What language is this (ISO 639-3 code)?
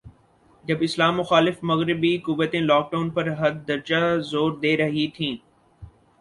urd